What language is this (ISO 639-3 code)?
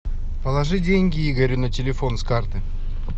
rus